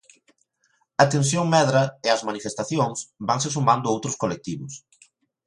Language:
Galician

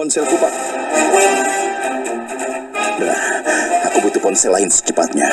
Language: Indonesian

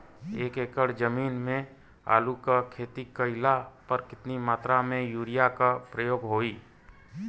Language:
Bhojpuri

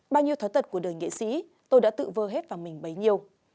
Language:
Vietnamese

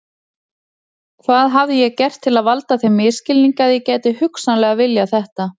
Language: Icelandic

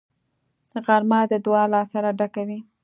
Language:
Pashto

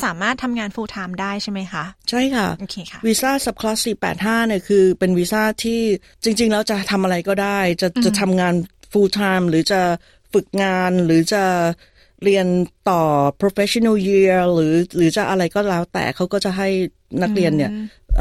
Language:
Thai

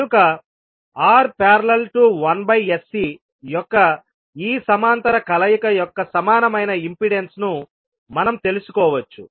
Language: Telugu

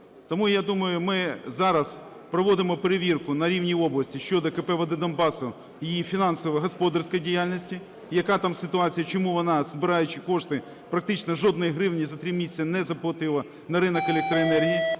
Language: Ukrainian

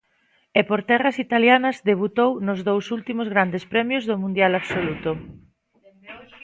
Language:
Galician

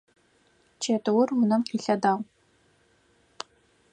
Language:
Adyghe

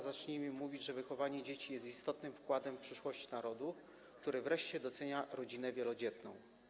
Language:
Polish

